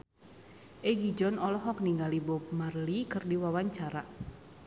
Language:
Sundanese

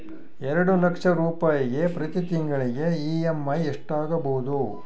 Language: Kannada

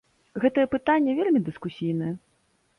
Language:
Belarusian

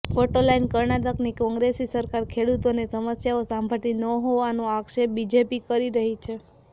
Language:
Gujarati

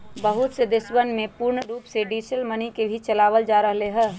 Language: Magahi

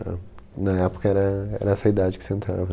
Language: Portuguese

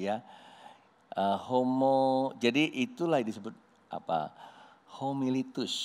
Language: Indonesian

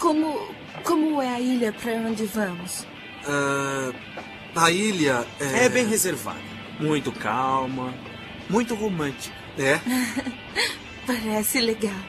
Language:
Portuguese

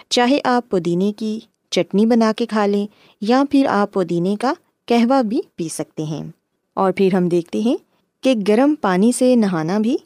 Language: Urdu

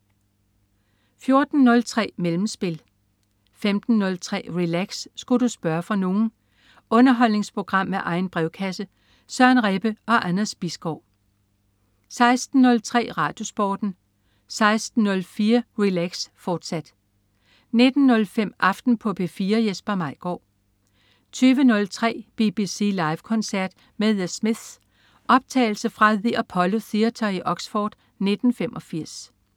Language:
Danish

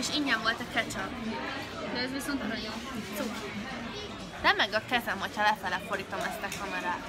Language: Hungarian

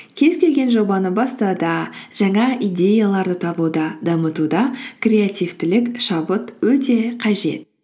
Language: Kazakh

